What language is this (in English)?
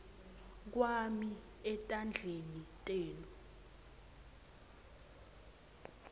Swati